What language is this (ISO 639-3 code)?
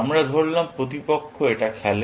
ben